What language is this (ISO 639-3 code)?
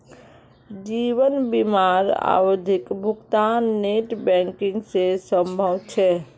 mag